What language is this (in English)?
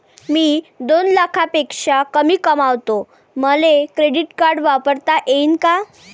Marathi